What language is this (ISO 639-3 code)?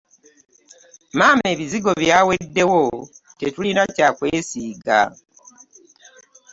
lug